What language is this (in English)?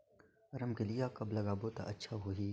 Chhattisgarhi